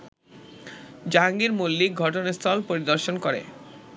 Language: Bangla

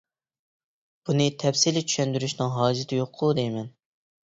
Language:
Uyghur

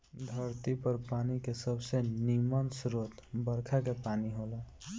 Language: Bhojpuri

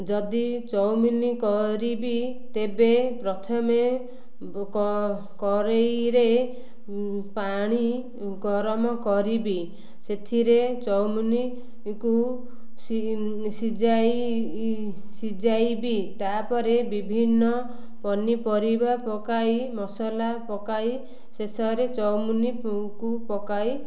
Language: Odia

